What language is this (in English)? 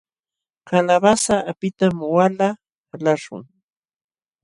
Jauja Wanca Quechua